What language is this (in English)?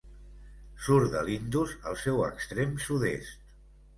Catalan